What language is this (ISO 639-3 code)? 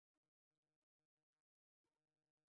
zho